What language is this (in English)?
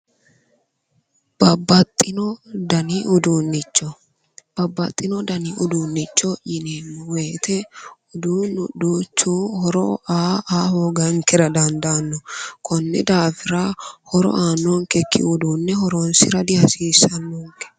Sidamo